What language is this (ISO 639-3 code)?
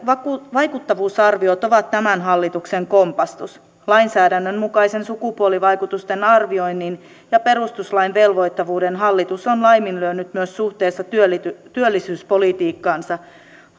fin